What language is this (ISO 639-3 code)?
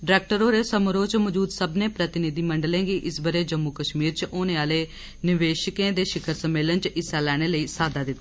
doi